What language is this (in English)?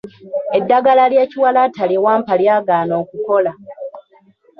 Ganda